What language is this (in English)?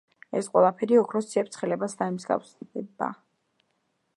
Georgian